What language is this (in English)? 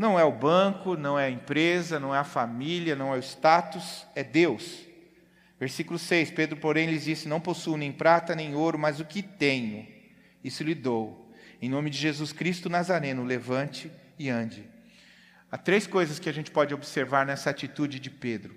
Portuguese